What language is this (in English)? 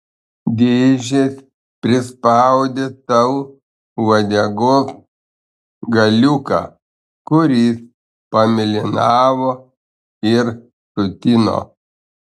Lithuanian